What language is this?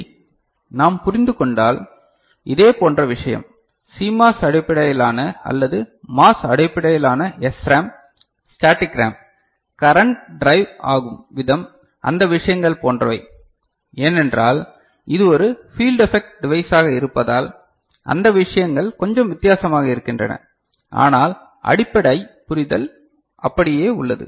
Tamil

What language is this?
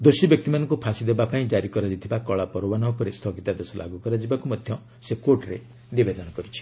Odia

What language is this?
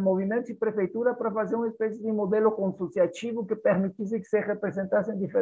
Portuguese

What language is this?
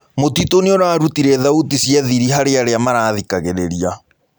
Kikuyu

